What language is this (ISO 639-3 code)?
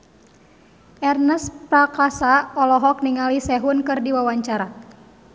sun